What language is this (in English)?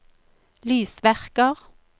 Norwegian